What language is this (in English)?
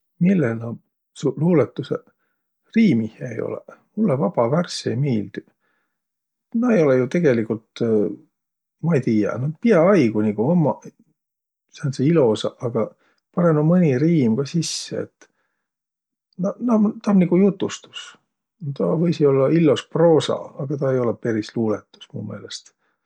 Võro